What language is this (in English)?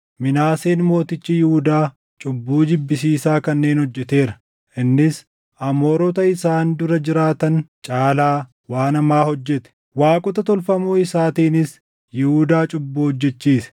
Oromo